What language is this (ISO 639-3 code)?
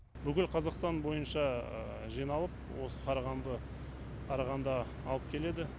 kaz